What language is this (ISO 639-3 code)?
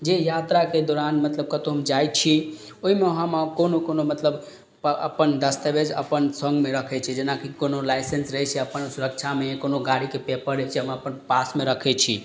mai